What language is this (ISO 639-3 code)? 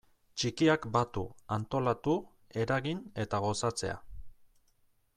eus